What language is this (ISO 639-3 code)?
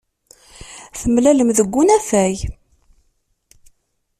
kab